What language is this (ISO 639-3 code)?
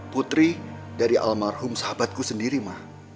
ind